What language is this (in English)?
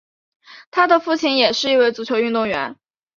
Chinese